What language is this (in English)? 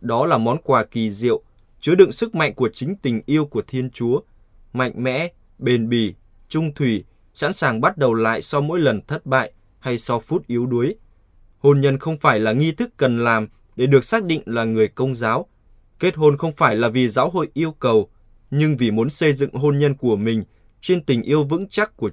Vietnamese